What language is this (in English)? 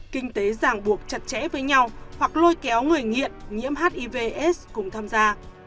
Vietnamese